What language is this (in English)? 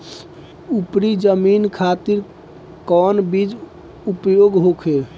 Bhojpuri